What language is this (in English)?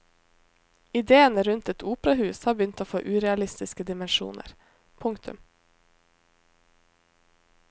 Norwegian